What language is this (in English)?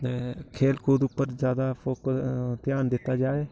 Dogri